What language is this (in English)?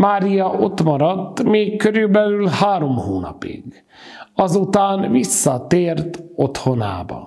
Hungarian